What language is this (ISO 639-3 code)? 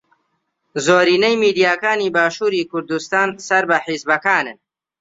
ckb